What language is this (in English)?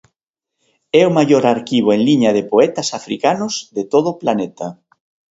Galician